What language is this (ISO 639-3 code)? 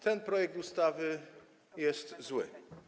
pol